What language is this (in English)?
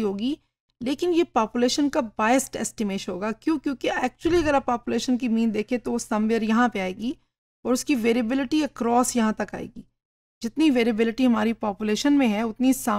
Hindi